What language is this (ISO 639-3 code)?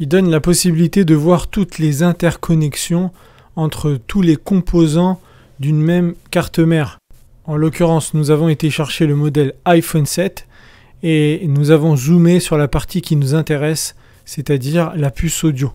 fra